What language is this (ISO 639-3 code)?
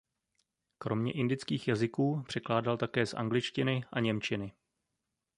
ces